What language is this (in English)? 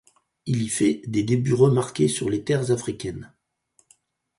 French